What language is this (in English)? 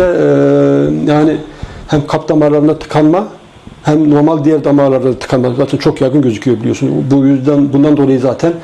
Turkish